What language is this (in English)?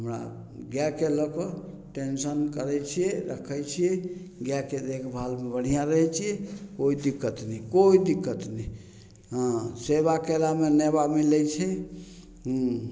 Maithili